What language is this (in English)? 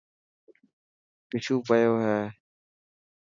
Dhatki